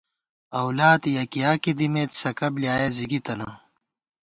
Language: Gawar-Bati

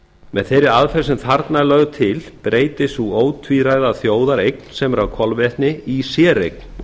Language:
Icelandic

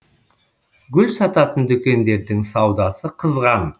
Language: Kazakh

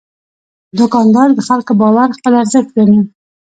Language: Pashto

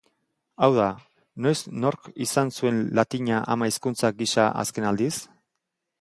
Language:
Basque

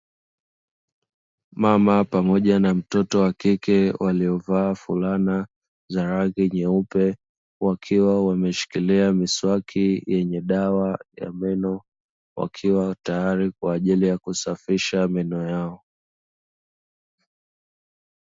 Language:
Swahili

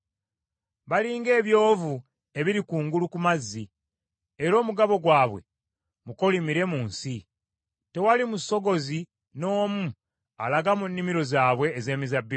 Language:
Ganda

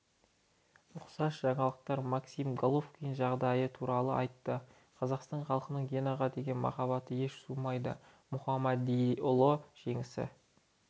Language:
Kazakh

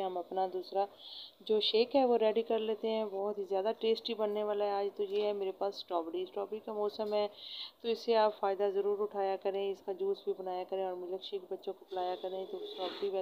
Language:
Hindi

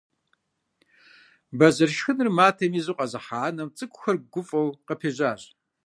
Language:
Kabardian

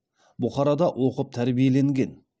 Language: Kazakh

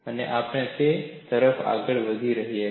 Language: Gujarati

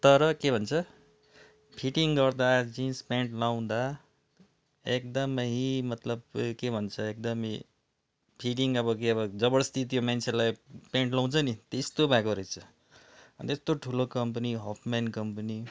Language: Nepali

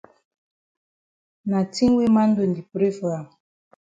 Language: Cameroon Pidgin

